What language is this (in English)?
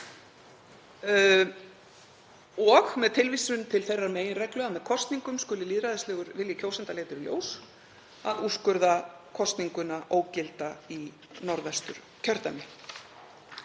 Icelandic